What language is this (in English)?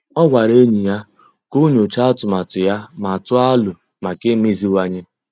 Igbo